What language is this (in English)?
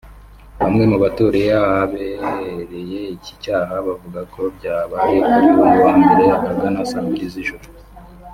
Kinyarwanda